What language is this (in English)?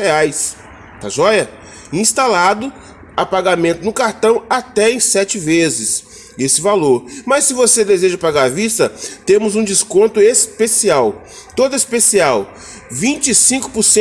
Portuguese